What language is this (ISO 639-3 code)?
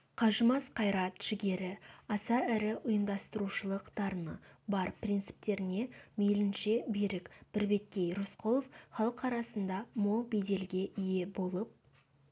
kaz